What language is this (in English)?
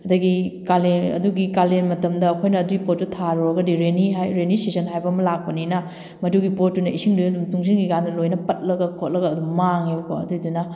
Manipuri